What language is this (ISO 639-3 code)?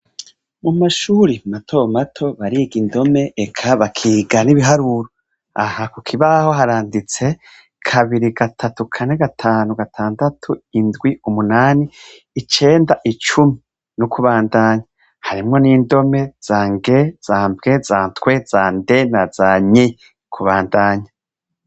run